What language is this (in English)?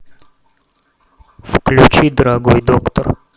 Russian